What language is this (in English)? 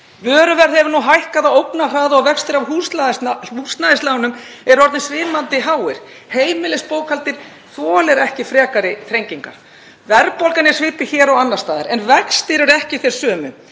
Icelandic